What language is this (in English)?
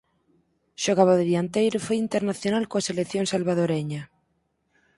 Galician